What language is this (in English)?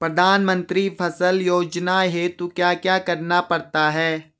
Hindi